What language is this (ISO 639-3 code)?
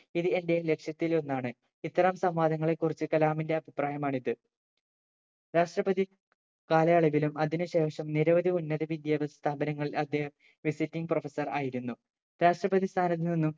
mal